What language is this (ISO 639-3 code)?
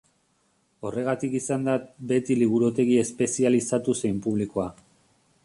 eus